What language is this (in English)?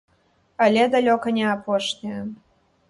Belarusian